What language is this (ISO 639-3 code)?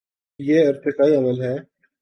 urd